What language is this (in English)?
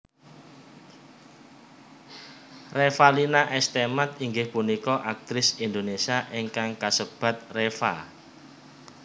Javanese